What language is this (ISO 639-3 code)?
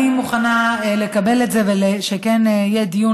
heb